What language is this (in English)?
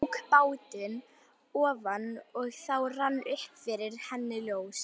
Icelandic